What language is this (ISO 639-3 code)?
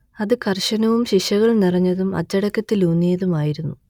mal